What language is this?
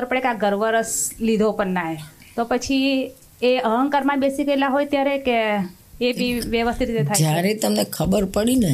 Gujarati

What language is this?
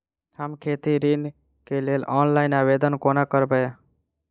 Maithili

